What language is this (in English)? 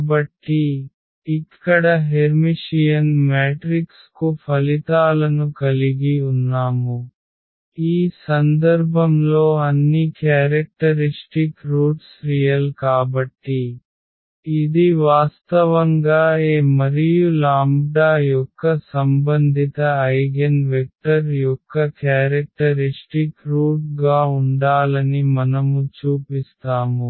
Telugu